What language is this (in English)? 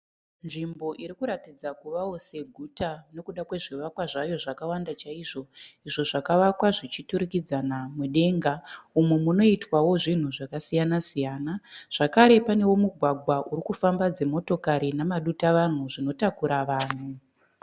Shona